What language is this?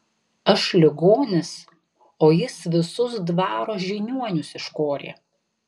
Lithuanian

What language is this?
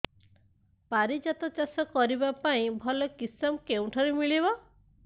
Odia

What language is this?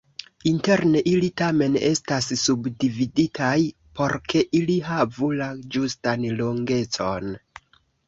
Esperanto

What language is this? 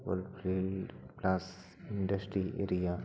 Santali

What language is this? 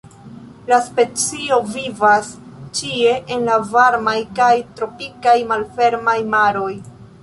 Esperanto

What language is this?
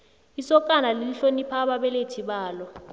South Ndebele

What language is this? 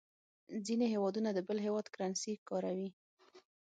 Pashto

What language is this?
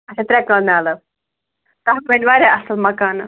Kashmiri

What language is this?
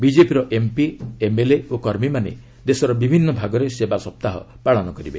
Odia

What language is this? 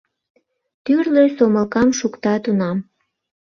Mari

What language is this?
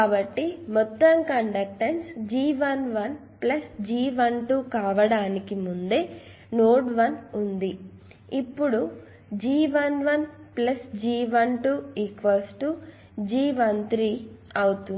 Telugu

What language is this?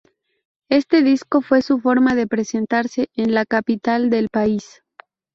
Spanish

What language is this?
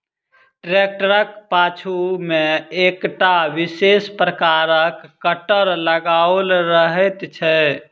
Maithili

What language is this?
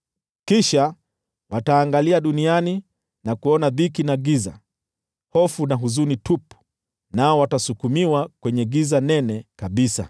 Swahili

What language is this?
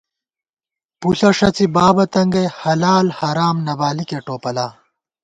Gawar-Bati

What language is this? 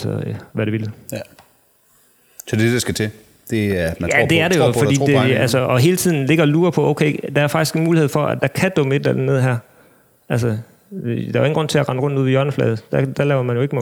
Danish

